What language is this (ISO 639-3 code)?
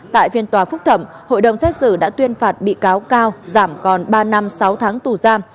vie